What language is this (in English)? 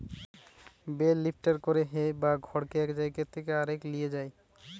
Bangla